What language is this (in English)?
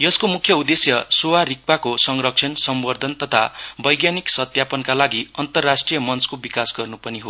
Nepali